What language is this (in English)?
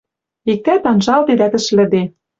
Western Mari